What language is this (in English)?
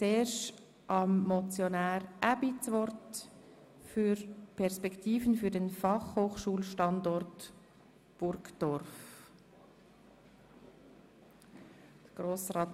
Swiss German